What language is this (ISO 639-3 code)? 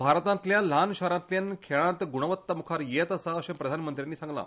kok